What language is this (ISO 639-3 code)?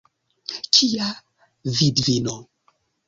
epo